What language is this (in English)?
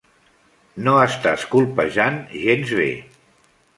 Catalan